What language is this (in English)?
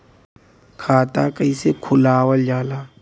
Bhojpuri